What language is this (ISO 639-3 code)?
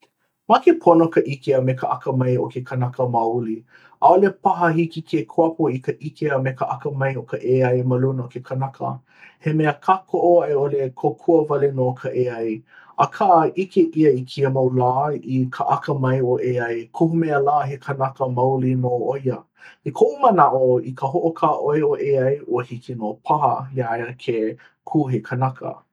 haw